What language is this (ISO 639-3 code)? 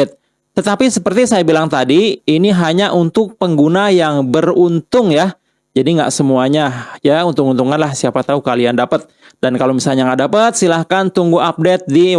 ind